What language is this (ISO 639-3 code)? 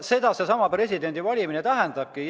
est